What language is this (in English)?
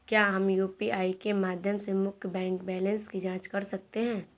Hindi